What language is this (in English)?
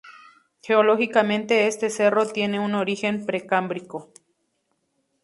Spanish